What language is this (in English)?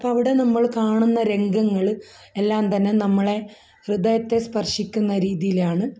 Malayalam